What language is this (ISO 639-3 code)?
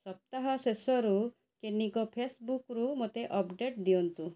ori